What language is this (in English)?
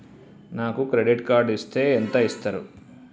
Telugu